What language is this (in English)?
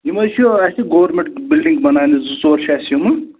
Kashmiri